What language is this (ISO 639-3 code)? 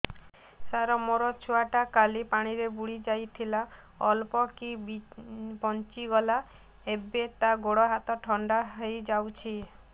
ori